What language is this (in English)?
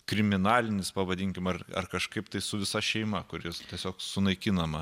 Lithuanian